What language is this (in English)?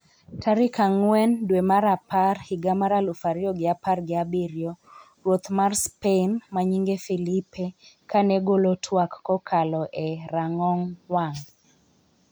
Luo (Kenya and Tanzania)